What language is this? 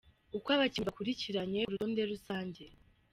Kinyarwanda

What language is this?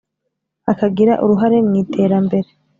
Kinyarwanda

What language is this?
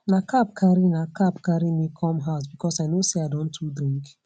Nigerian Pidgin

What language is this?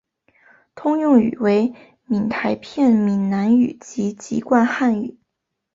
Chinese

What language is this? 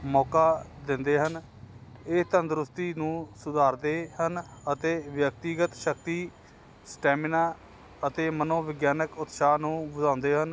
Punjabi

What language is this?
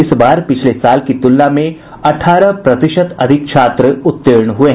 Hindi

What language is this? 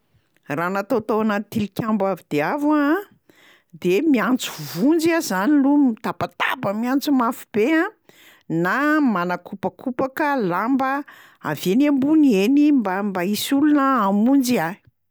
Malagasy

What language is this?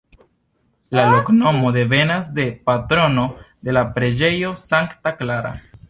Esperanto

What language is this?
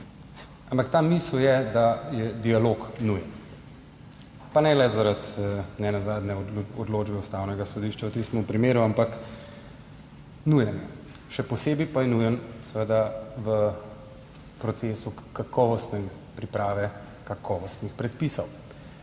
Slovenian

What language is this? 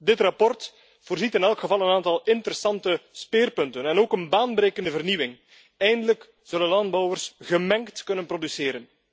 Dutch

